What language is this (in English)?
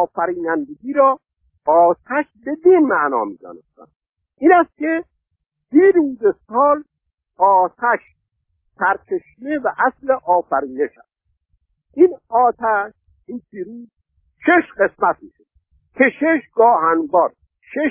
Persian